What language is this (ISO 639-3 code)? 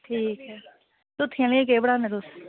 doi